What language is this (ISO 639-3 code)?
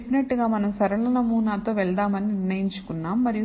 tel